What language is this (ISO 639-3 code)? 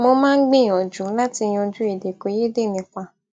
yor